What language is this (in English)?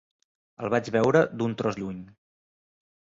Catalan